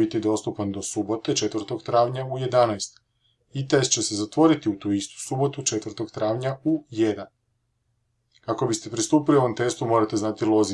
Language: Croatian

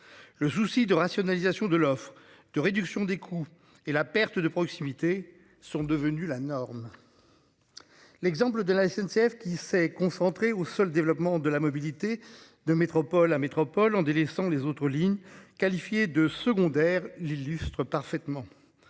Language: French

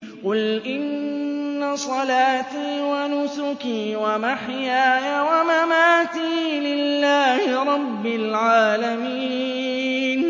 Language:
Arabic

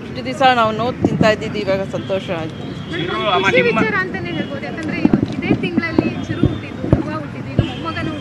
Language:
Kannada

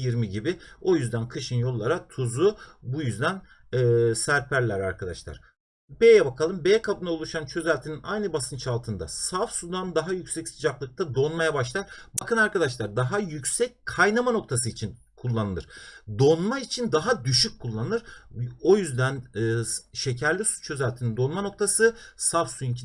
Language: Turkish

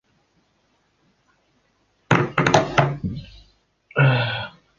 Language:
Kyrgyz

